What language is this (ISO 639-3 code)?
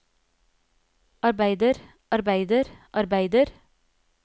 nor